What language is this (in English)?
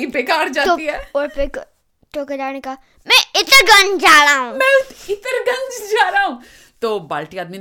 Hindi